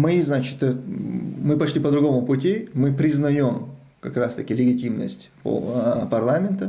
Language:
Russian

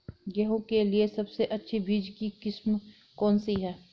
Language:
Hindi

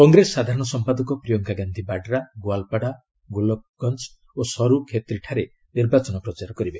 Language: Odia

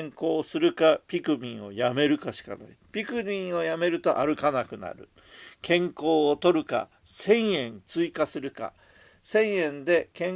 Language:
Japanese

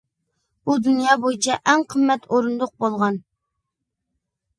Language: Uyghur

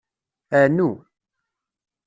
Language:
Kabyle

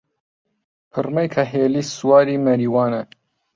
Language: Central Kurdish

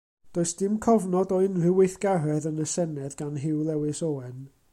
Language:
Welsh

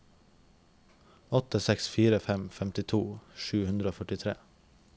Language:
Norwegian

